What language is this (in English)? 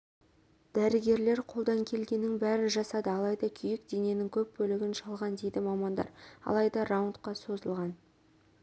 Kazakh